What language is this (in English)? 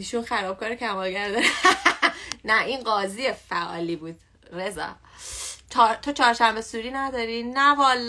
Persian